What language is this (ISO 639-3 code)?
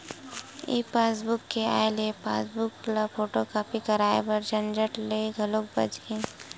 hne